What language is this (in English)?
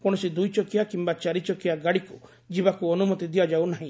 Odia